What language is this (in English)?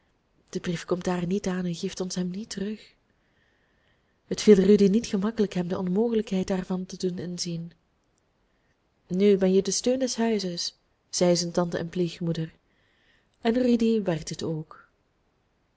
Dutch